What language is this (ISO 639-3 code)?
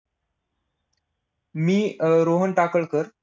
mar